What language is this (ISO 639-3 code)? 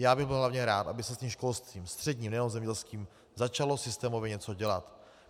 ces